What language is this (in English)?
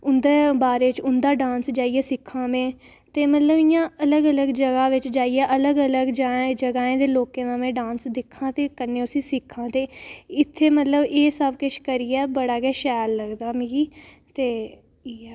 Dogri